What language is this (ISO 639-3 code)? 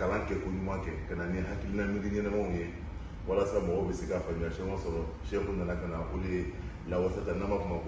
ara